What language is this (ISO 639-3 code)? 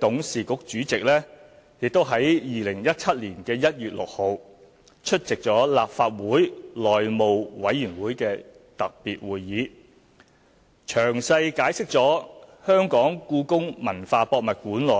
yue